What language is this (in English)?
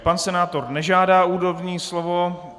Czech